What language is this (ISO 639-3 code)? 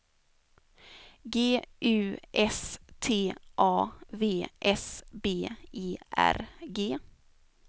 swe